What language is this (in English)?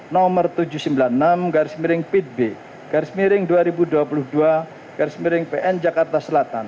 Indonesian